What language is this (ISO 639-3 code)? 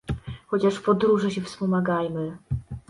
pol